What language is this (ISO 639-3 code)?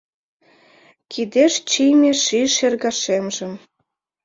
chm